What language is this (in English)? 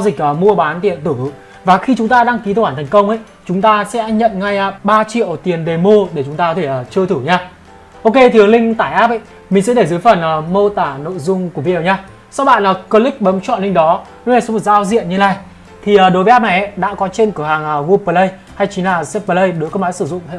Vietnamese